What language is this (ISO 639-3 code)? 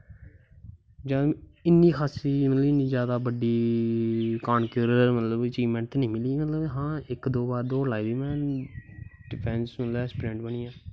doi